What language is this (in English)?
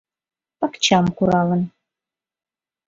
Mari